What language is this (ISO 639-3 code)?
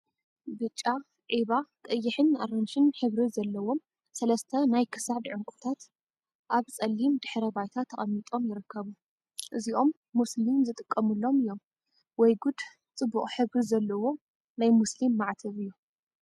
tir